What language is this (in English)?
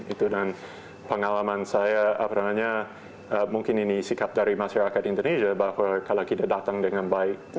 Indonesian